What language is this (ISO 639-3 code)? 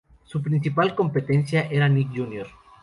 spa